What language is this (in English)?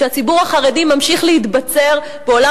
Hebrew